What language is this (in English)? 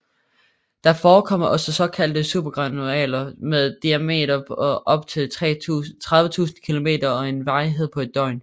Danish